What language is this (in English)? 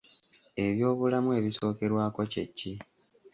Ganda